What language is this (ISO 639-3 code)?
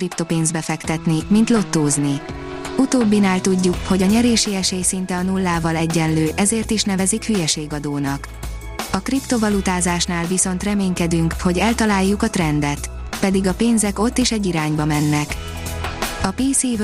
hun